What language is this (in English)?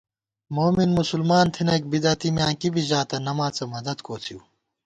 Gawar-Bati